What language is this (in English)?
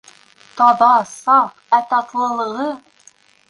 Bashkir